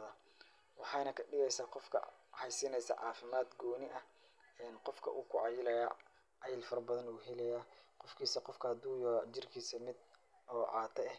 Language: Somali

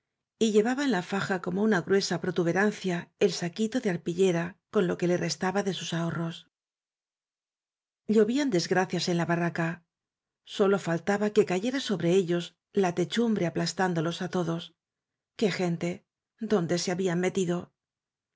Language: Spanish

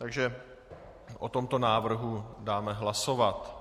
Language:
Czech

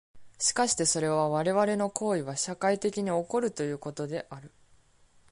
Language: Japanese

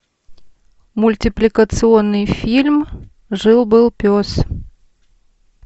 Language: Russian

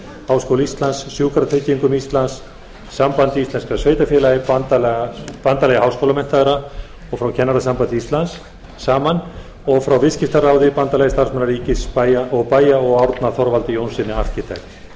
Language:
Icelandic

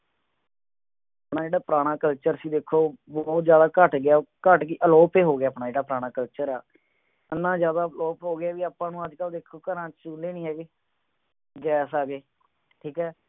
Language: Punjabi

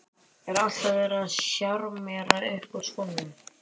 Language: Icelandic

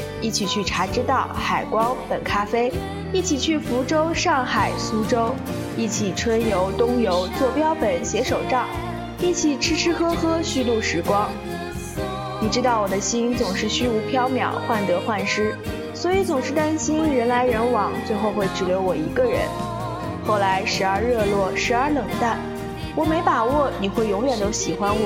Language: Chinese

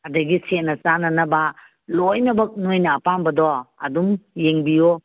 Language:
Manipuri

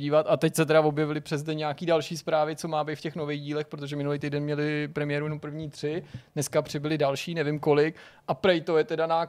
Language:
Czech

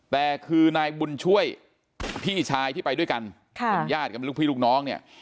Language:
Thai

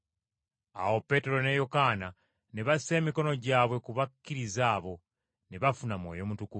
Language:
Ganda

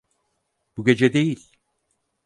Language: Turkish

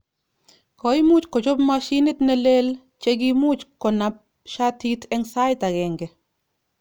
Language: Kalenjin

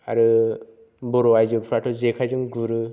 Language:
Bodo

